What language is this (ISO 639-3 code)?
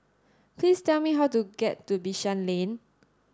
eng